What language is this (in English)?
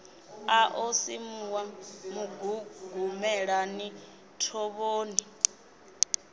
Venda